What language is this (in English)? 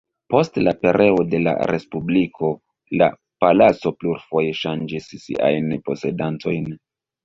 Esperanto